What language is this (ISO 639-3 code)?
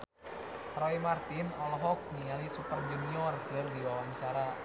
sun